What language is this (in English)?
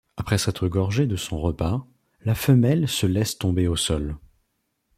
French